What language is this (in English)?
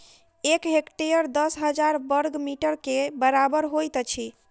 Maithili